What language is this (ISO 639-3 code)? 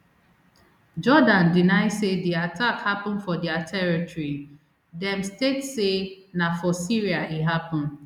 pcm